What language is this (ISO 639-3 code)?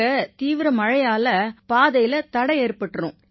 tam